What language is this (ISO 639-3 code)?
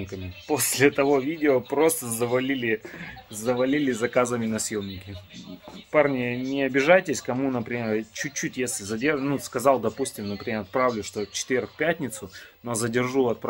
rus